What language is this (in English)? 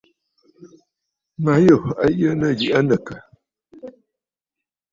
Bafut